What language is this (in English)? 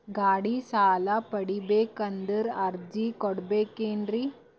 Kannada